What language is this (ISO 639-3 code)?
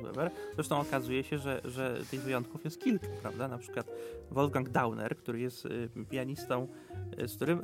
pol